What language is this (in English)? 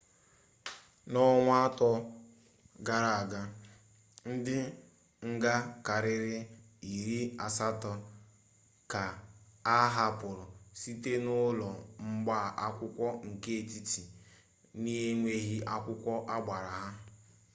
Igbo